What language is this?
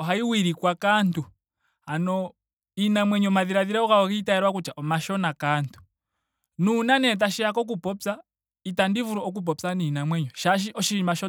Ndonga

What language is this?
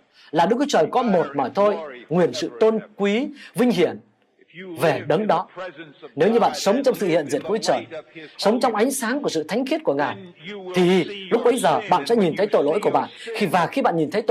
Vietnamese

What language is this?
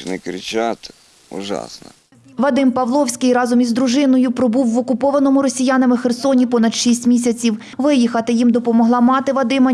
Ukrainian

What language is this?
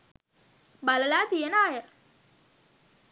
Sinhala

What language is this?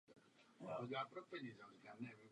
Czech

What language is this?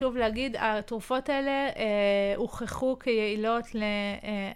Hebrew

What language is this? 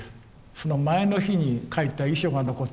Japanese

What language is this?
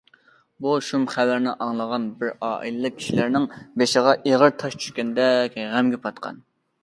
Uyghur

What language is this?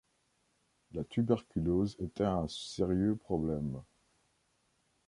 French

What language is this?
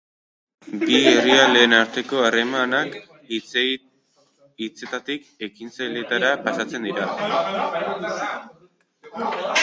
Basque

